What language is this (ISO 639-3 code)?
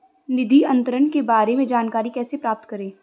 hin